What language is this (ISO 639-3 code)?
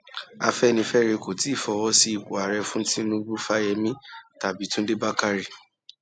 yor